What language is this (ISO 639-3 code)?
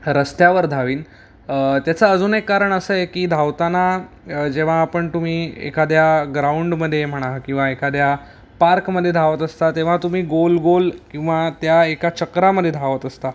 mar